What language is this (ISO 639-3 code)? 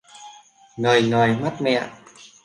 vie